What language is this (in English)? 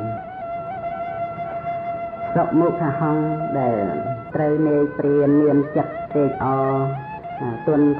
Thai